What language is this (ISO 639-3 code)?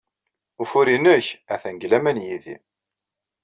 kab